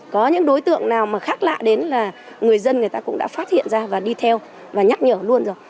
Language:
Vietnamese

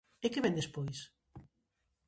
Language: Galician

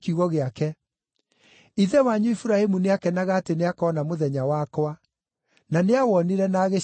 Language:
Kikuyu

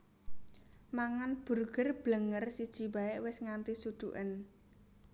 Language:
Javanese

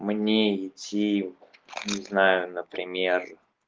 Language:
Russian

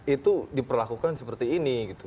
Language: Indonesian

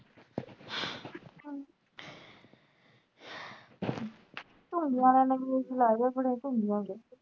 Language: Punjabi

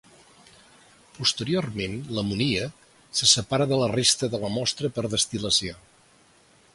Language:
Catalan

